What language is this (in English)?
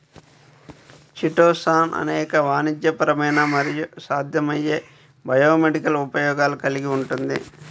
Telugu